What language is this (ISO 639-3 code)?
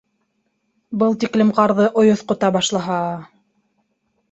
bak